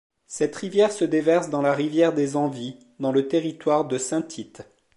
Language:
French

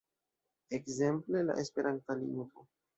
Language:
Esperanto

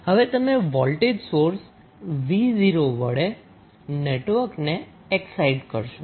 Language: Gujarati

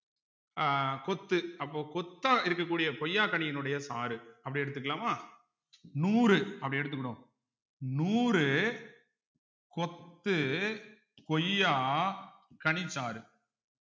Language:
Tamil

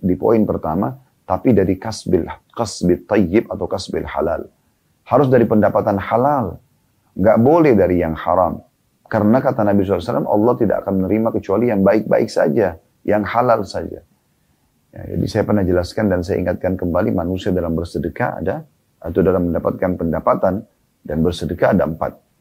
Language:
Indonesian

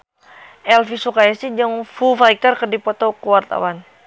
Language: Sundanese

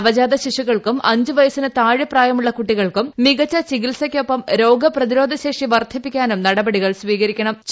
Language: Malayalam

